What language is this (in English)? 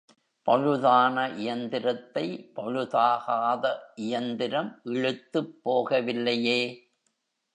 Tamil